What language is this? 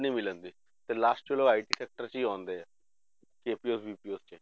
Punjabi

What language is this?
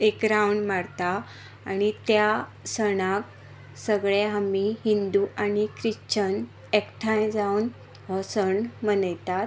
Konkani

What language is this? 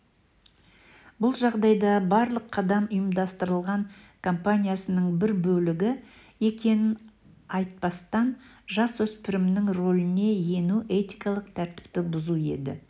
Kazakh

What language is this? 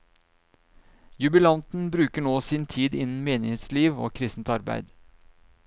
Norwegian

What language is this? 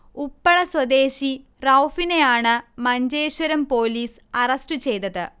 Malayalam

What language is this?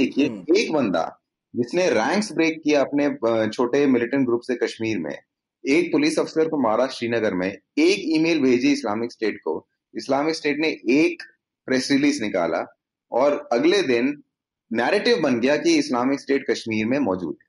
Hindi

